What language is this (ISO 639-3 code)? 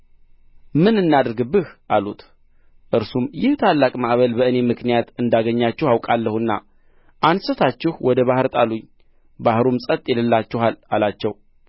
amh